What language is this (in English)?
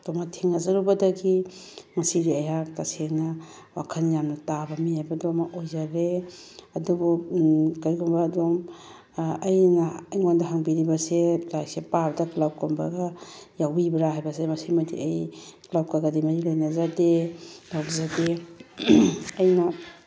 Manipuri